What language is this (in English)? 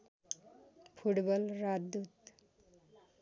Nepali